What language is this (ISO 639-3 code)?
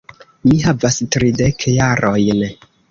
epo